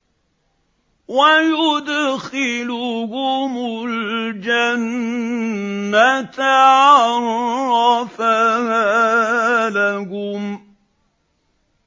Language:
Arabic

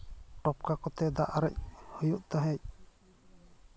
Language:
Santali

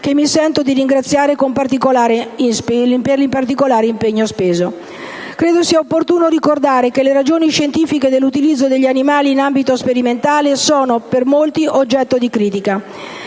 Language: Italian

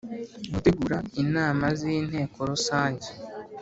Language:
Kinyarwanda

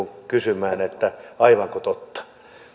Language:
Finnish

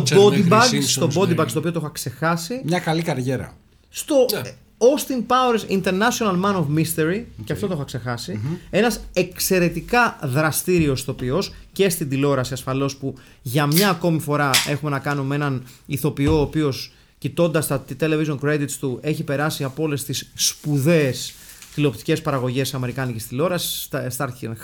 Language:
Greek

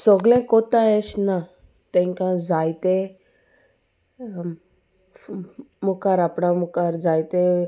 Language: Konkani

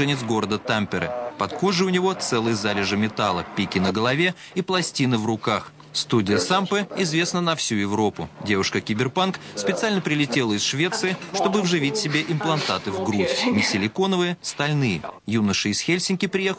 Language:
Russian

